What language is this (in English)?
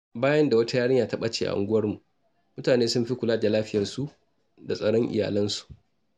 Hausa